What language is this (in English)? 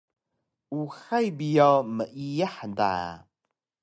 Taroko